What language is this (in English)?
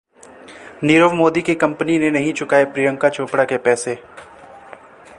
Hindi